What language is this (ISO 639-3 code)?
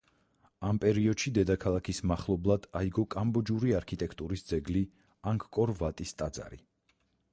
kat